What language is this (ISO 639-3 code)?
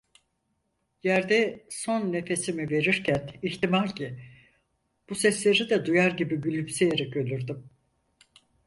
tur